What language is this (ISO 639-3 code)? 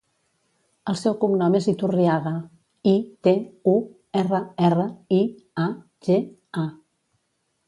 cat